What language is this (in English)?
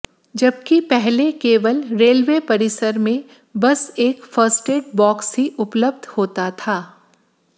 Hindi